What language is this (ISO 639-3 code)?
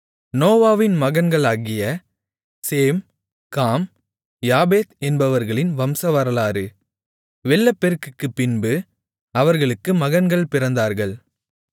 tam